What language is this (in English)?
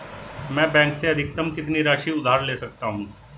Hindi